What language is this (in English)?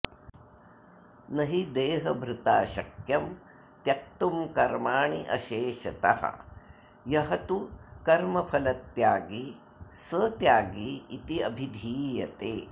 Sanskrit